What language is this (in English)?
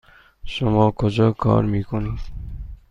Persian